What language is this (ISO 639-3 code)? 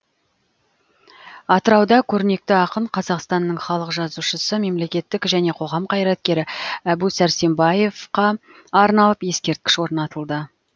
kaz